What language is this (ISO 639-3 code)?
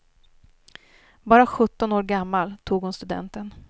swe